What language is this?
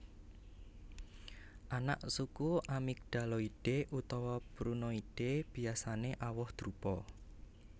Javanese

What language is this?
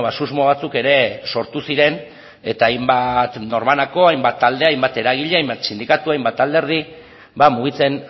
Basque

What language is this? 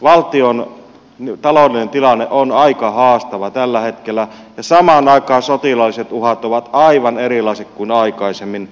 Finnish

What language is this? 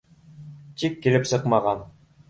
Bashkir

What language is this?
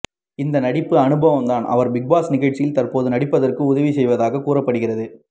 Tamil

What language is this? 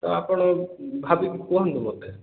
Odia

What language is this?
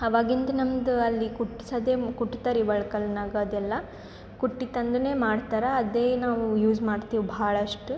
Kannada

